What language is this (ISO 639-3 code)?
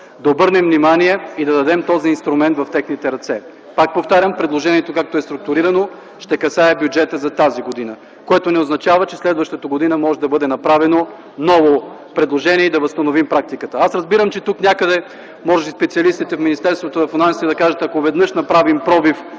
bul